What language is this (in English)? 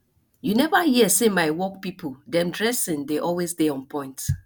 Nigerian Pidgin